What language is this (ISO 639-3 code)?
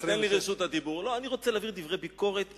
heb